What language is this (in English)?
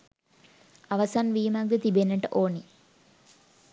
Sinhala